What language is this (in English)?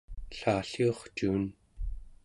Central Yupik